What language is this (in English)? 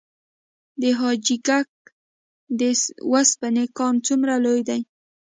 Pashto